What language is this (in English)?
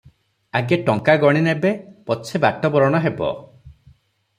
Odia